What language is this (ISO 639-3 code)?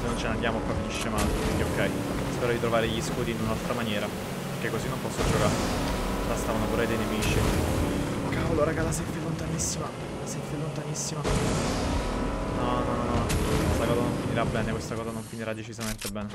ita